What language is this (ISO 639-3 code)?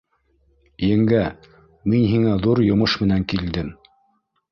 bak